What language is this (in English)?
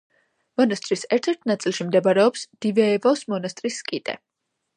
Georgian